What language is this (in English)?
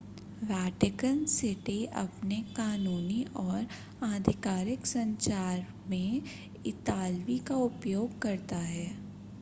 Hindi